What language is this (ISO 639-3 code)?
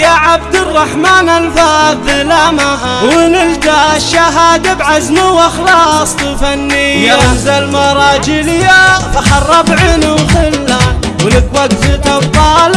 ara